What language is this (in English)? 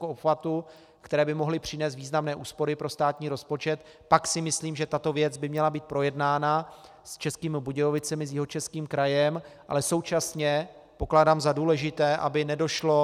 Czech